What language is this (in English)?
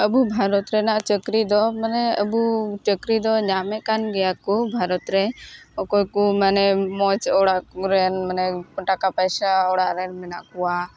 Santali